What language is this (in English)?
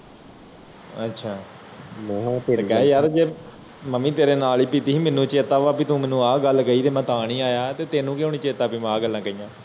Punjabi